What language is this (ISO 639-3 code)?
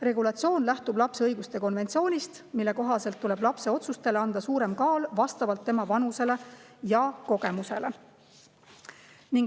est